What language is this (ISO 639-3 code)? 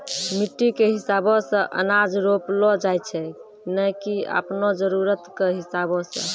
mai